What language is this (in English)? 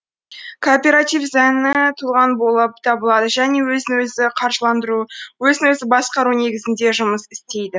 Kazakh